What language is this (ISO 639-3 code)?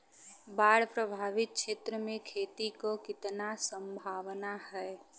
bho